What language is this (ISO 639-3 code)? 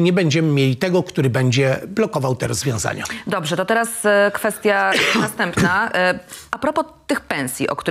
pol